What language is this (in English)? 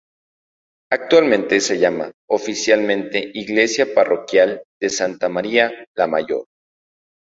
Spanish